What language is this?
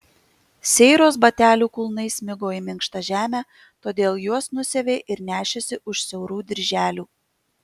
Lithuanian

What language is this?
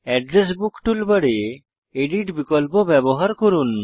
Bangla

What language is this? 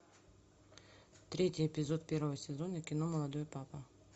Russian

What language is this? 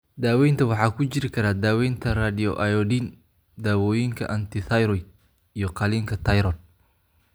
Somali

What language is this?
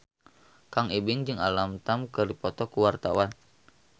Sundanese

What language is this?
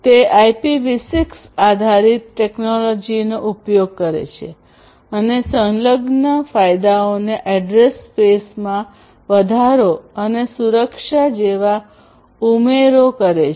Gujarati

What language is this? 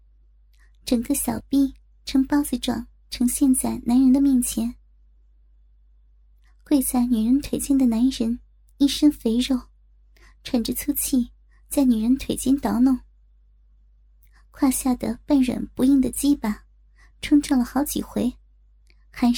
Chinese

